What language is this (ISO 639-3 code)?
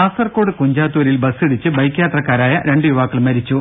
mal